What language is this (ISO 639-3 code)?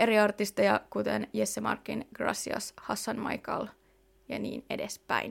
fin